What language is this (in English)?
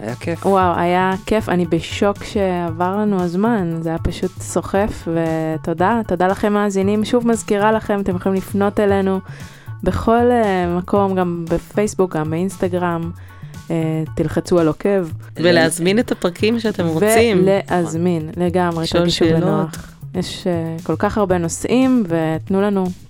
Hebrew